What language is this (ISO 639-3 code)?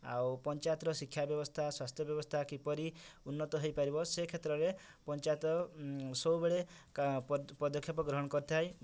ori